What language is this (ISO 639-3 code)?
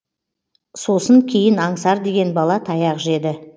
kaz